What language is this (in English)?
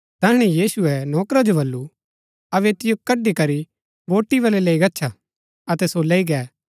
Gaddi